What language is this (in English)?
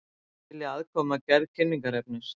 Icelandic